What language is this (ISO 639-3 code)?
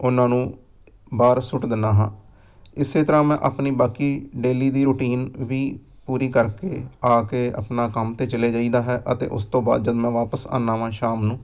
pan